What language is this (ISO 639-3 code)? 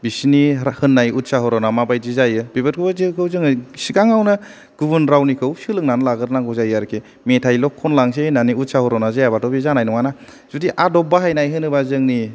brx